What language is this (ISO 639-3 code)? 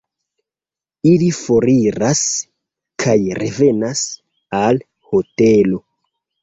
epo